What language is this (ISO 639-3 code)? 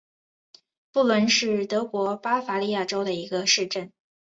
zho